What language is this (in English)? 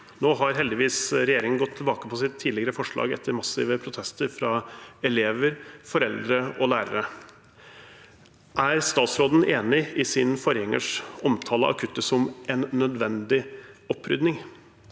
Norwegian